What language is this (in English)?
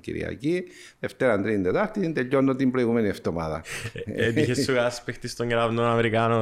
Greek